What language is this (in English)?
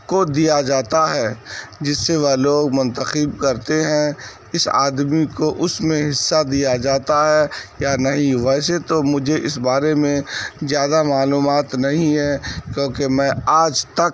Urdu